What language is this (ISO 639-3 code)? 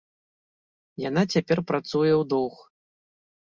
bel